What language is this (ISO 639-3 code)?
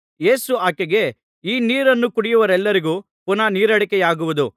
kan